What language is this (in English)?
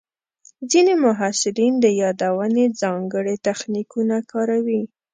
Pashto